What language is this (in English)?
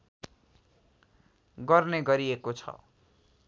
Nepali